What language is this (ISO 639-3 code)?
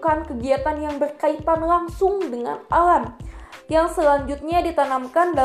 ind